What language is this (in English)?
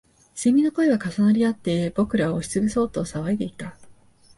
Japanese